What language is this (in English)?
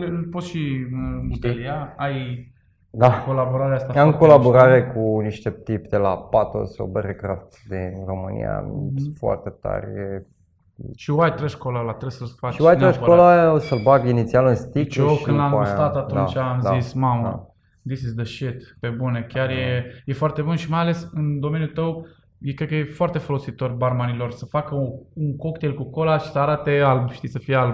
Romanian